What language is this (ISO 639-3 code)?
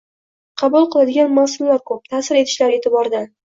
uzb